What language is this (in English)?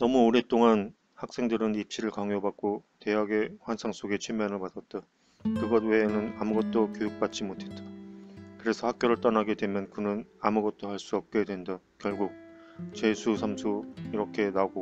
Korean